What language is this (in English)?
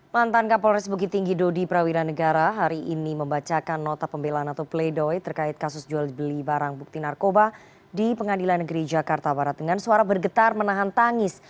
Indonesian